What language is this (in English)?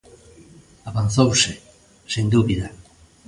Galician